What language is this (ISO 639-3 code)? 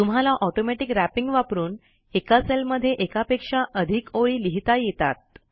mar